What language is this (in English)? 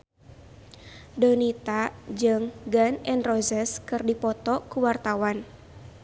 Sundanese